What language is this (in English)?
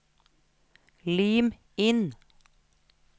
Norwegian